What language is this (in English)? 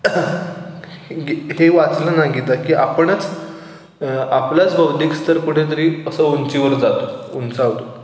Marathi